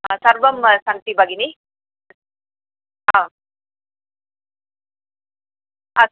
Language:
Sanskrit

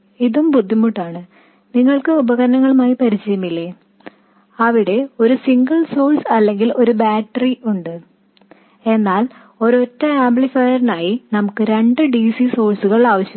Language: Malayalam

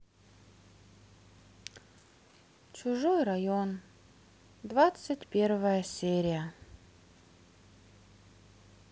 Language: Russian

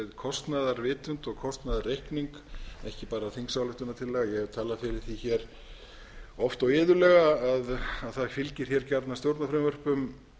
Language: Icelandic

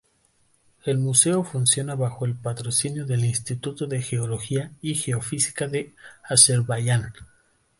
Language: Spanish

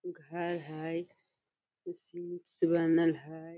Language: Magahi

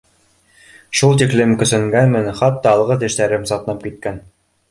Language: Bashkir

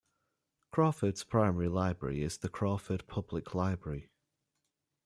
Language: English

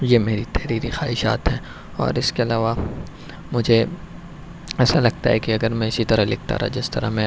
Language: Urdu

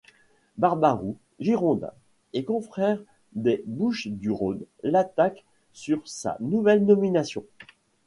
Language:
French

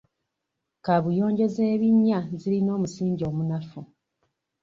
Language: Ganda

